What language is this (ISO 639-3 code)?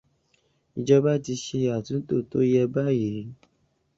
yor